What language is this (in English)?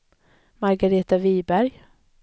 Swedish